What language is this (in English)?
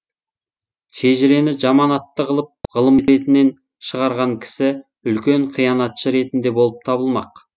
Kazakh